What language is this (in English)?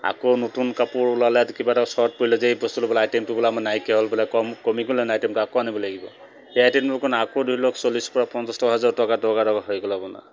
Assamese